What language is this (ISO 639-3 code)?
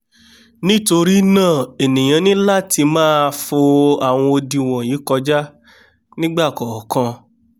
yor